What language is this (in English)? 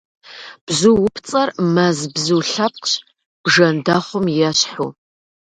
Kabardian